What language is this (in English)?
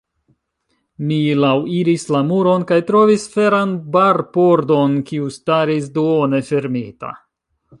Esperanto